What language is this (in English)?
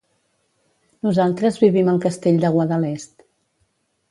Catalan